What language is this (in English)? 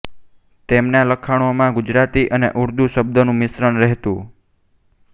Gujarati